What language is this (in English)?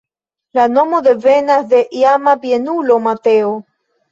Esperanto